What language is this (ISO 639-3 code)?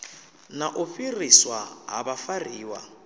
ven